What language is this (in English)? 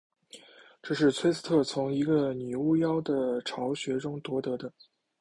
Chinese